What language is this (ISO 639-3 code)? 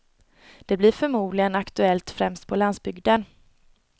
swe